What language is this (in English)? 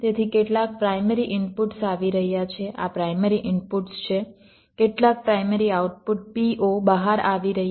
Gujarati